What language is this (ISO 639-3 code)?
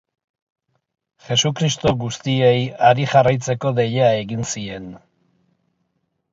eus